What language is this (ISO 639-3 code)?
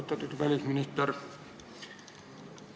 est